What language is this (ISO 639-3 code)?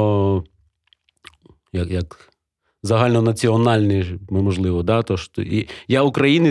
ukr